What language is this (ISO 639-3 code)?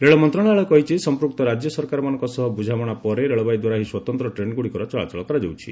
ori